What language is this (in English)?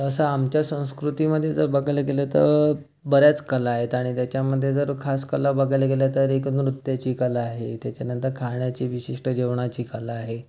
Marathi